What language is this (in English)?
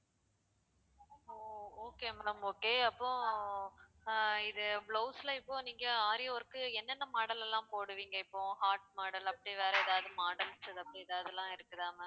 Tamil